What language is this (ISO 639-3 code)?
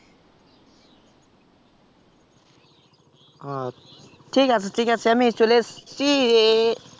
ben